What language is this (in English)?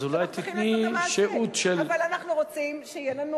Hebrew